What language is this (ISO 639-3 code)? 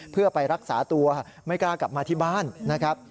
tha